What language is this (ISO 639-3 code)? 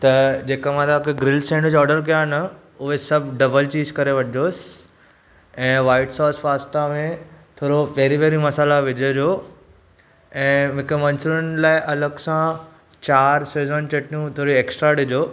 snd